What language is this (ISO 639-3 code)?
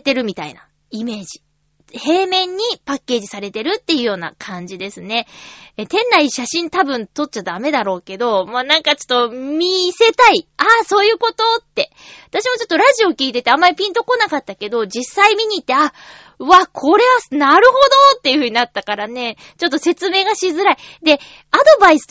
jpn